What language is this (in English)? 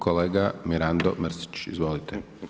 Croatian